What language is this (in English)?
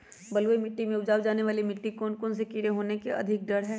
Magahi